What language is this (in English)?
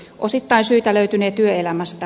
Finnish